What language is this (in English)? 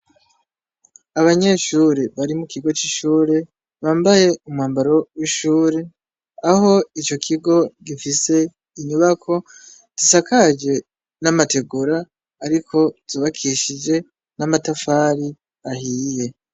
Rundi